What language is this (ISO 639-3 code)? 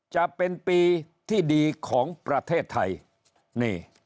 tha